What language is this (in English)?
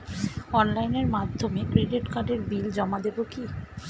Bangla